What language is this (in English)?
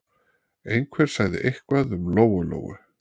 Icelandic